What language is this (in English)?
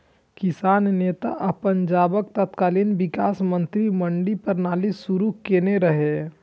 Maithili